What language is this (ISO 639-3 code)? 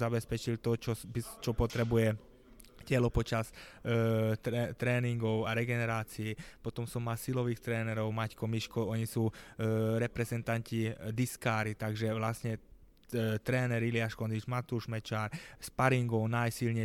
slk